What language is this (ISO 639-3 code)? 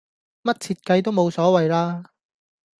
yue